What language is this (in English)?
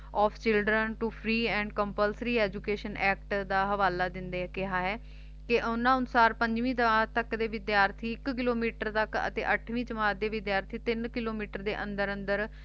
Punjabi